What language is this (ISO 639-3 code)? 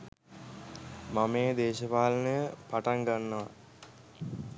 sin